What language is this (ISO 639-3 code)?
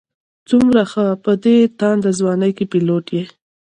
pus